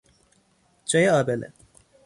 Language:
Persian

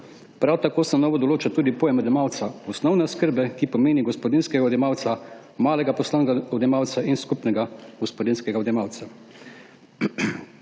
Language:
Slovenian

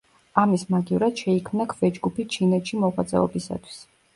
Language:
Georgian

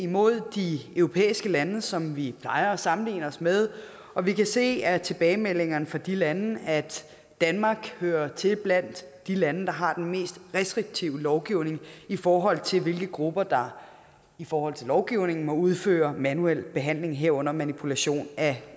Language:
Danish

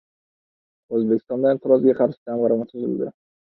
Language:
Uzbek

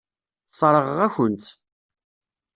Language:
Kabyle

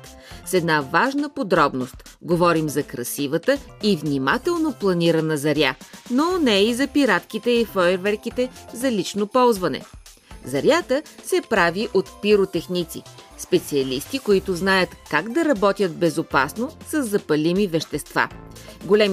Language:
Bulgarian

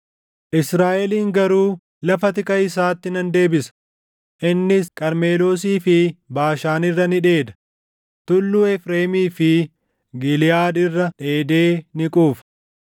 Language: Oromo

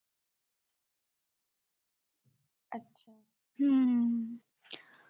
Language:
Marathi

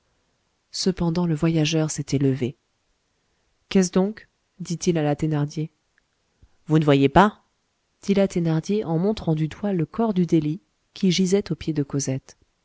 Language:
French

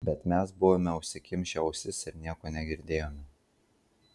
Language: Lithuanian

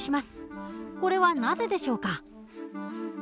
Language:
Japanese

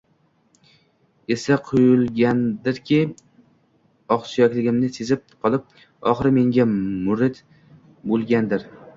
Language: Uzbek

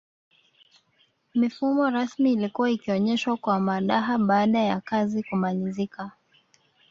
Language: Swahili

